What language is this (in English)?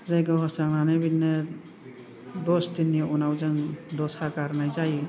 Bodo